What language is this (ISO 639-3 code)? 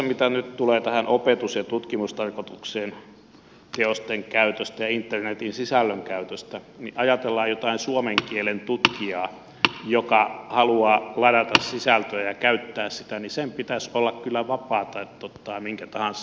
fin